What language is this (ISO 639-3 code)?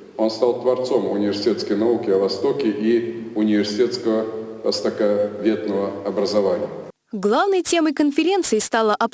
rus